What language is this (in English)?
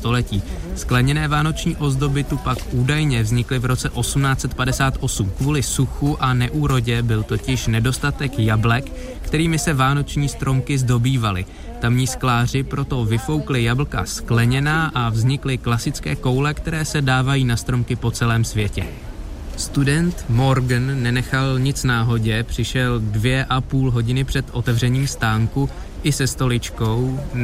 Czech